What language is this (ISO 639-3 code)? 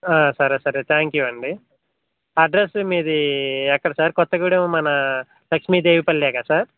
tel